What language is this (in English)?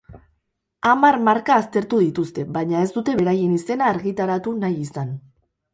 Basque